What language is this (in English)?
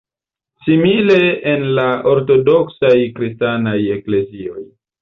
Esperanto